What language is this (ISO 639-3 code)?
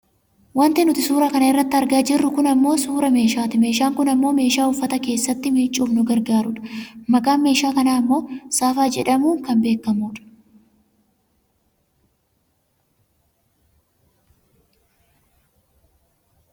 orm